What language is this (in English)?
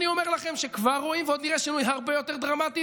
Hebrew